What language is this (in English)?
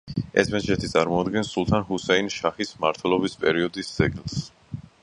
Georgian